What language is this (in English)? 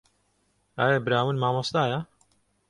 Central Kurdish